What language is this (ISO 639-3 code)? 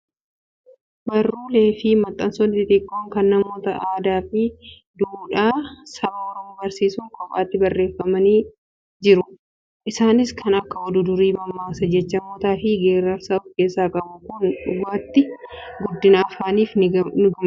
orm